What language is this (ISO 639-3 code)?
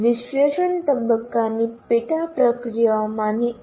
guj